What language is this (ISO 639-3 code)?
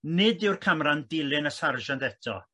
cym